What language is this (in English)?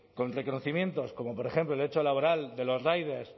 Spanish